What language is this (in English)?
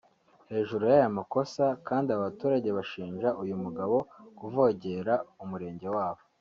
Kinyarwanda